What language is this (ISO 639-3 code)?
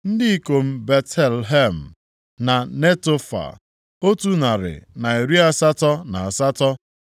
ibo